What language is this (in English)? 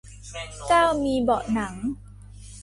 Thai